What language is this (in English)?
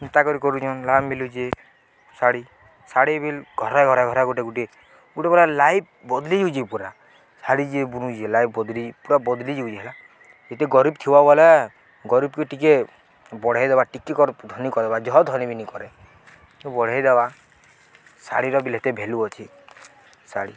Odia